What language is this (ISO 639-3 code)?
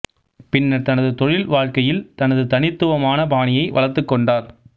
tam